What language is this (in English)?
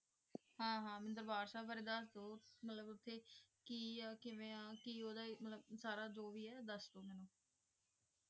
Punjabi